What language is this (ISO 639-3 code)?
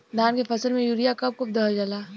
bho